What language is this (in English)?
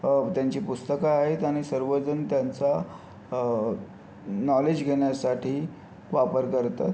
Marathi